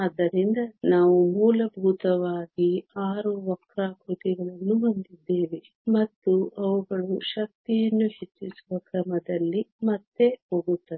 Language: Kannada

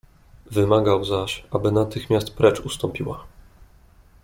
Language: Polish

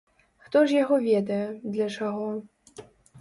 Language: Belarusian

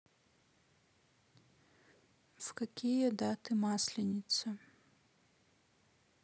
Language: Russian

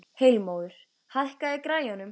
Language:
Icelandic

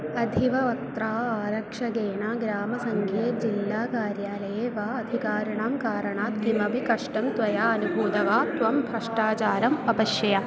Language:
Sanskrit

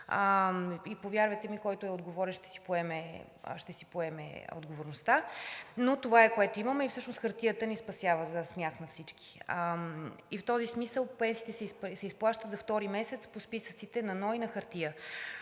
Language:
Bulgarian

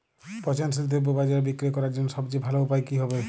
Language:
Bangla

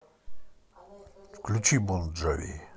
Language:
Russian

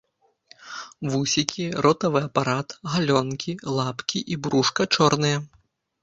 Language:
Belarusian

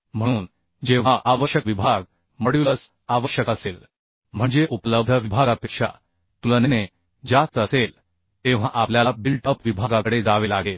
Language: Marathi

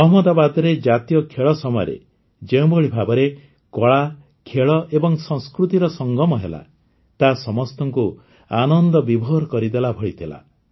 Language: Odia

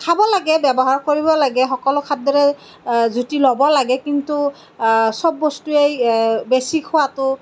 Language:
Assamese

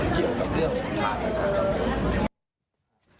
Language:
Thai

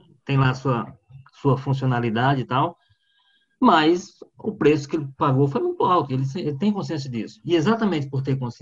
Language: Portuguese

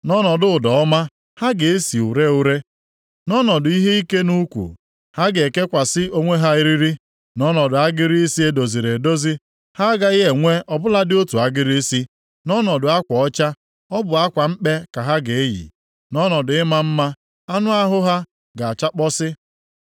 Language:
Igbo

